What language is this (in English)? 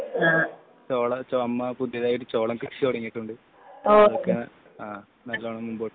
Malayalam